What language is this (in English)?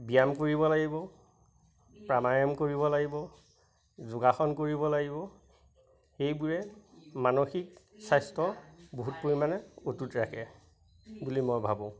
Assamese